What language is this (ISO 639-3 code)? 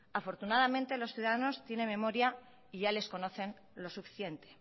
spa